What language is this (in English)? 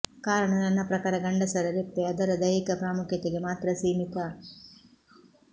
Kannada